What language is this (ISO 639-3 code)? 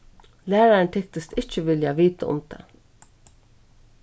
fao